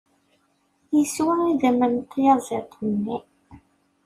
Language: Kabyle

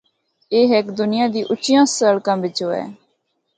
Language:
Northern Hindko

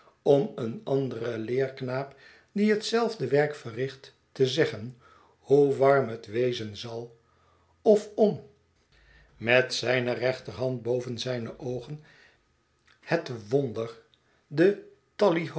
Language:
Dutch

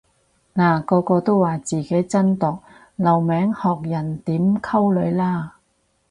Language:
Cantonese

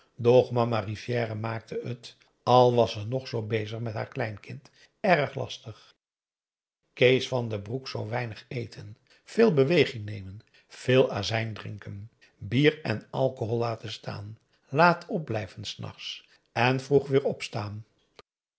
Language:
Dutch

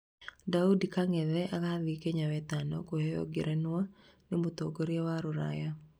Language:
Kikuyu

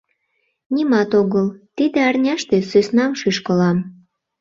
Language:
Mari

